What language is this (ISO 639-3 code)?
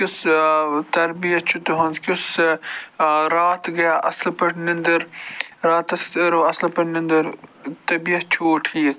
kas